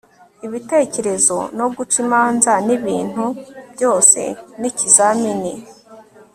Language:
Kinyarwanda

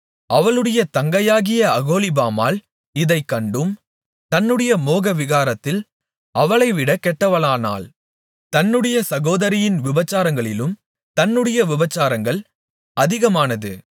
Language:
Tamil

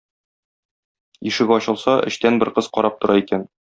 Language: Tatar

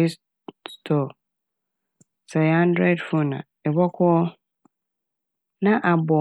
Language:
Akan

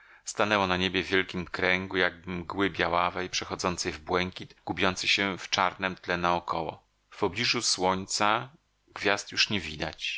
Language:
Polish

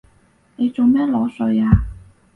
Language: Cantonese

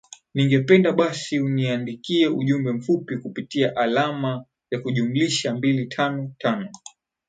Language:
Swahili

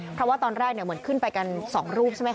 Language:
Thai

